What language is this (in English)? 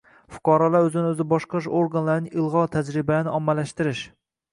Uzbek